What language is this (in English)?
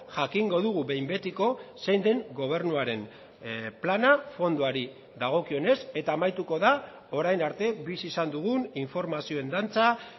Basque